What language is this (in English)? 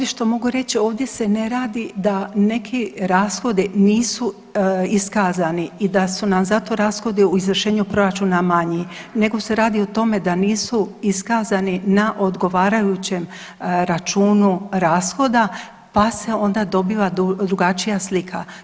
Croatian